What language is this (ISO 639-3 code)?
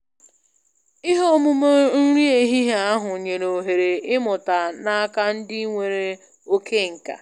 ibo